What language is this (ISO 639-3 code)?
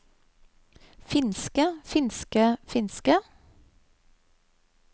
nor